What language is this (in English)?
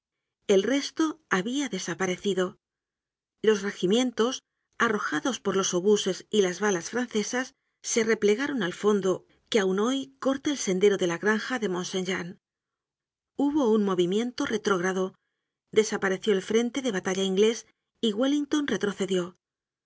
Spanish